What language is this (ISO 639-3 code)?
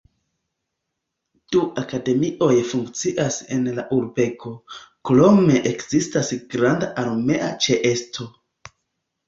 epo